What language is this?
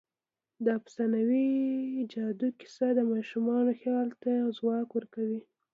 Pashto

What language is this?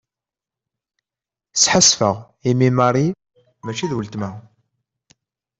Kabyle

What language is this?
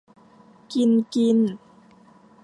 Thai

